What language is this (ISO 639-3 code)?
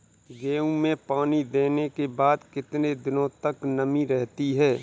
hin